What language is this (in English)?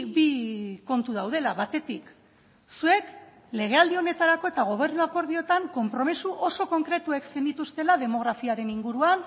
Basque